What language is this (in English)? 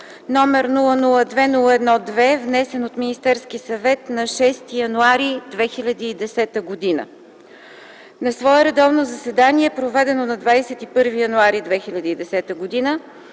Bulgarian